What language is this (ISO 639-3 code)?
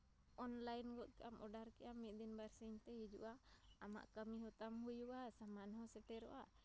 sat